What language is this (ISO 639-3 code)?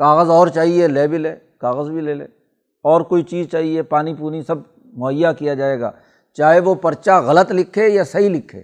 urd